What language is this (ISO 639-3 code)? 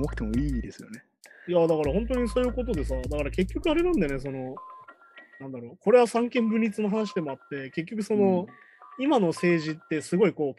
jpn